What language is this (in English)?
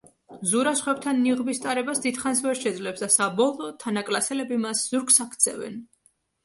Georgian